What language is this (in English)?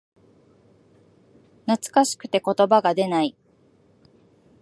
Japanese